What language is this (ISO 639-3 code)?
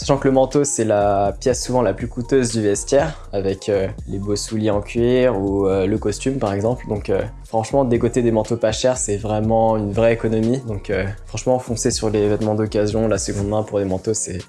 fra